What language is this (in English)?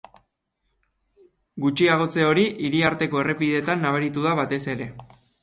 Basque